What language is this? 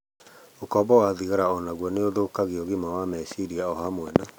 Kikuyu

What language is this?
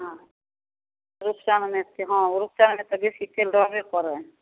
Maithili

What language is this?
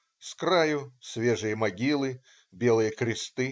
Russian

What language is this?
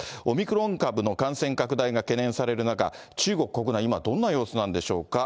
Japanese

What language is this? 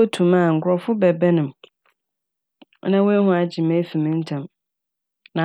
Akan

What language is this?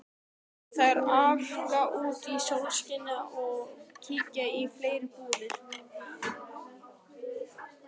Icelandic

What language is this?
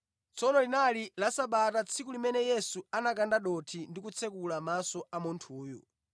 Nyanja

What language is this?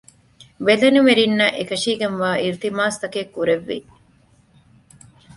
Divehi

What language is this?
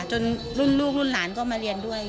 Thai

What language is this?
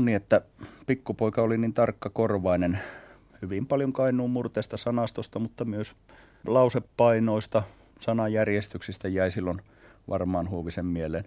Finnish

